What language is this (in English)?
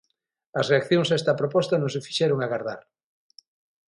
Galician